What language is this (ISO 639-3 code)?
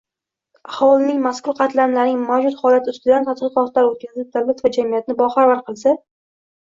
uzb